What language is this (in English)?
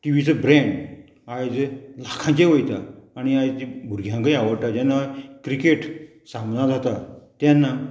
Konkani